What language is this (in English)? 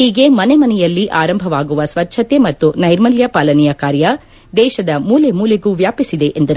Kannada